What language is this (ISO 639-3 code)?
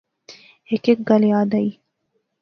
phr